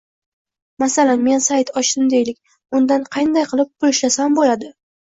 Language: Uzbek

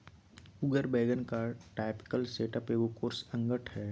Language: Magahi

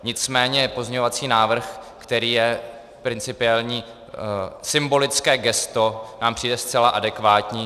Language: Czech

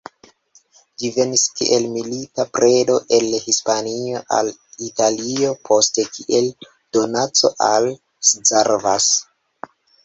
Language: Esperanto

